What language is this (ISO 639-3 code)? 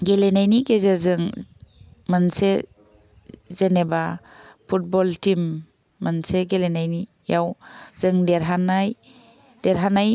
brx